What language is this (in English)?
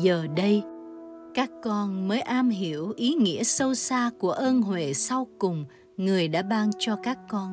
Vietnamese